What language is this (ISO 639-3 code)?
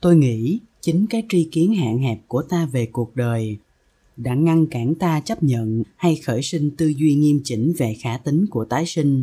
vie